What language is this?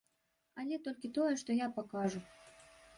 Belarusian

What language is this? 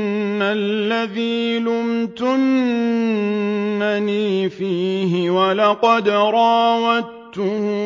Arabic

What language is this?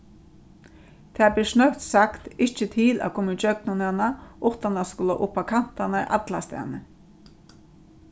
Faroese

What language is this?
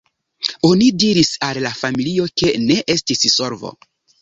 Esperanto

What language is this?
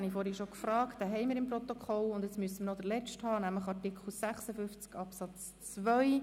Swiss German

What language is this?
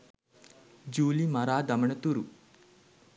Sinhala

